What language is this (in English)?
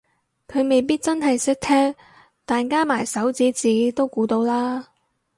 Cantonese